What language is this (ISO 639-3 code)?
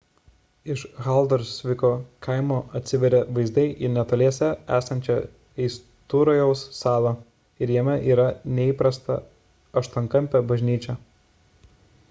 lit